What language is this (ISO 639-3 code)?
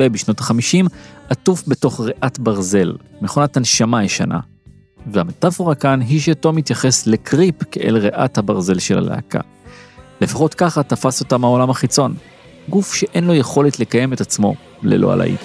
heb